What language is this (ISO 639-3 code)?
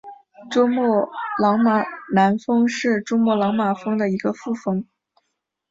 zho